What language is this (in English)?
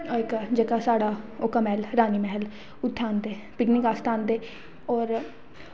Dogri